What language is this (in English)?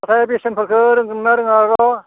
Bodo